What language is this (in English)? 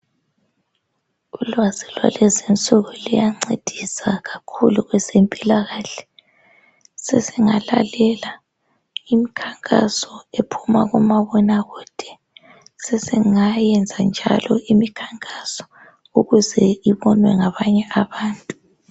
North Ndebele